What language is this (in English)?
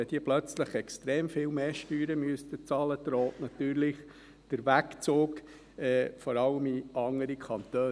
Swiss German